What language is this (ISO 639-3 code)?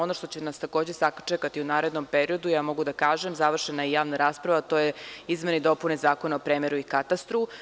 srp